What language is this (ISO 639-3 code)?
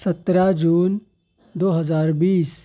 urd